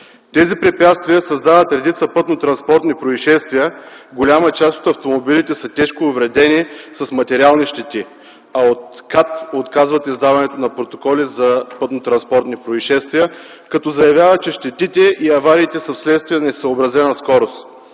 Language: Bulgarian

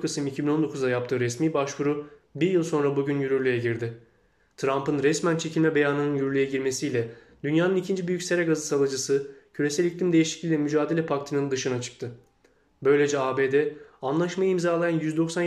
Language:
Turkish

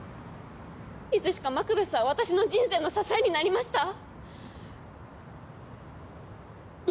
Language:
Japanese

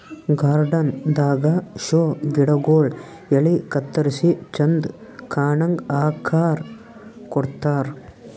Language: Kannada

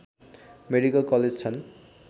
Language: Nepali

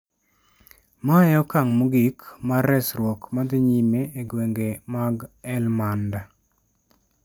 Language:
Luo (Kenya and Tanzania)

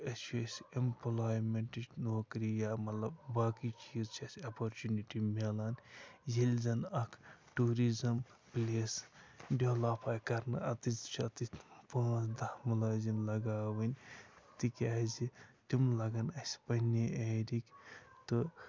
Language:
Kashmiri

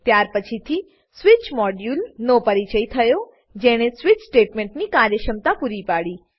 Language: Gujarati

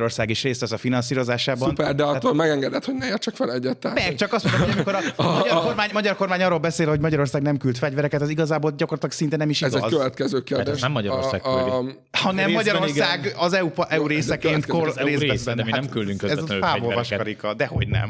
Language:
Hungarian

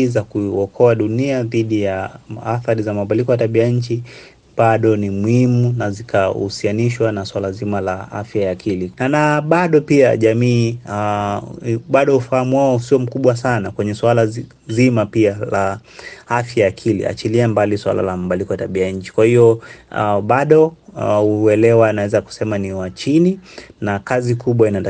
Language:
Swahili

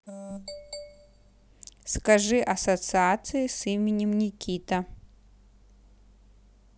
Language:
Russian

